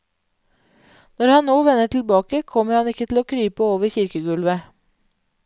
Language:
Norwegian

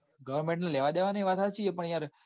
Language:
Gujarati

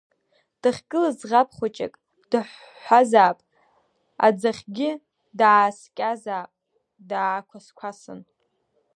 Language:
Abkhazian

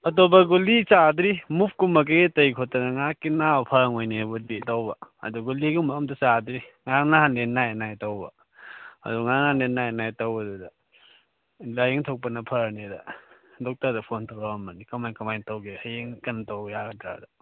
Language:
Manipuri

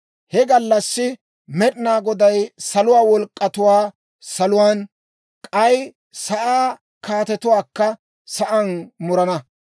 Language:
Dawro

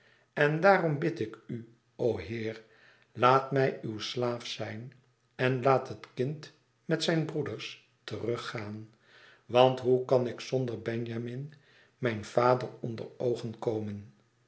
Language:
Dutch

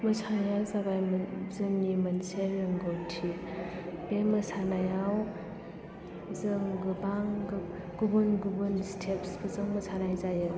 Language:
Bodo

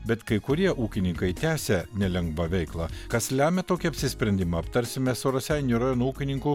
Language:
Lithuanian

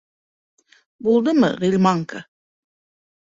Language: Bashkir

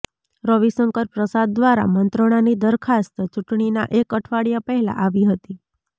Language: Gujarati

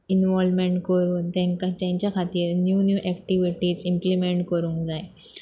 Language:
Konkani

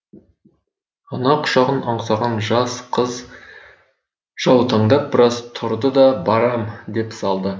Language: Kazakh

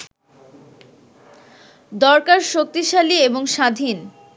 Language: Bangla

